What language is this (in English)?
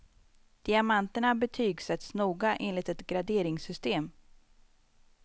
Swedish